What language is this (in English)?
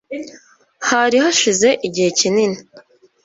Kinyarwanda